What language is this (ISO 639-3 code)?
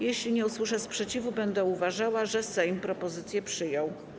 pol